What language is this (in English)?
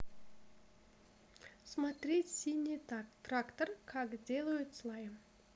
Russian